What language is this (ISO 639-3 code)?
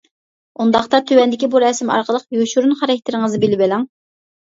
uig